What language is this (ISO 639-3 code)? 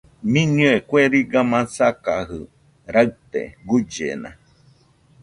hux